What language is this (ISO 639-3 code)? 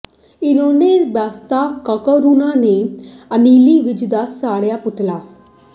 pan